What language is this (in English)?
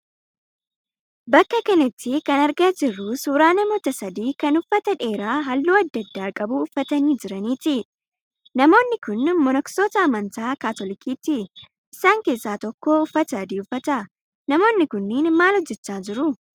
Oromo